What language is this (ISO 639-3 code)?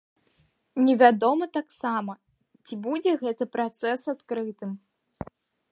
bel